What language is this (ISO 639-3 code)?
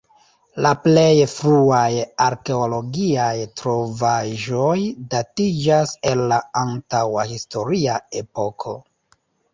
epo